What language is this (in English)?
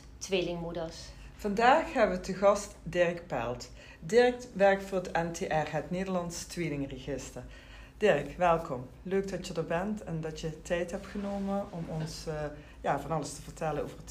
Dutch